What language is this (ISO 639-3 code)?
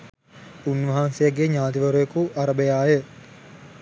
sin